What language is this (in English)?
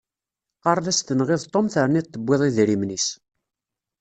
Kabyle